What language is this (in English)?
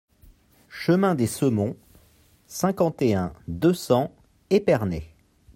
French